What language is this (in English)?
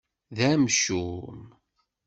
Kabyle